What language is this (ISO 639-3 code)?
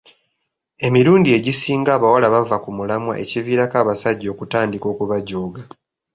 lug